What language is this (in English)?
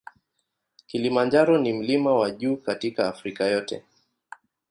Swahili